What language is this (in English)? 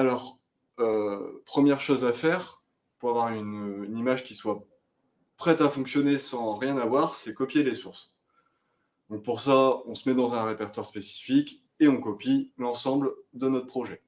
French